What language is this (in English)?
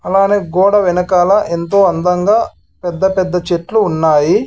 Telugu